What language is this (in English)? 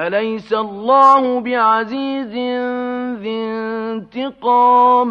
Arabic